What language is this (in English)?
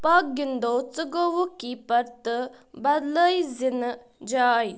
Kashmiri